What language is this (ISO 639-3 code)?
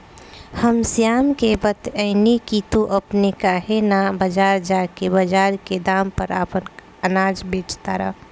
bho